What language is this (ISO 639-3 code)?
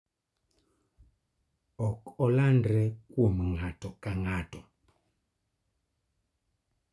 luo